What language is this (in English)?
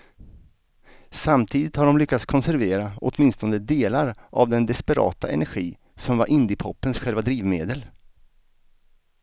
Swedish